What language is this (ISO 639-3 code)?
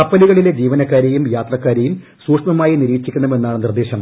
mal